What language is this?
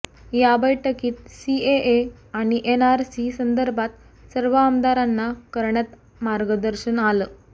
Marathi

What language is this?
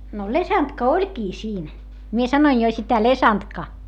Finnish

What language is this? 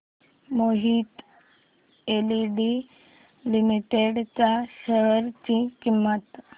Marathi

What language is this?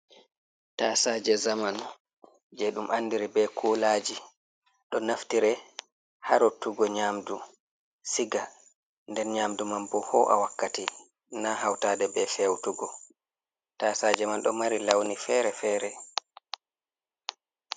Fula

